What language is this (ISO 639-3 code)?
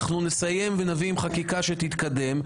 heb